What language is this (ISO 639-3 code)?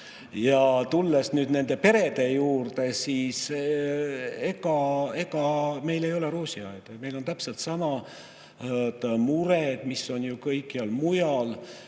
est